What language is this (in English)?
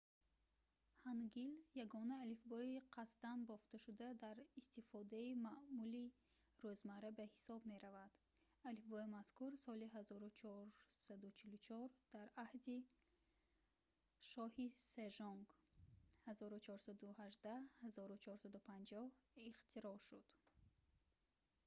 Tajik